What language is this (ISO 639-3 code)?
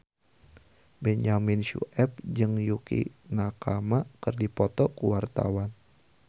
sun